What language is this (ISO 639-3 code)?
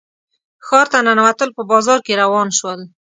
pus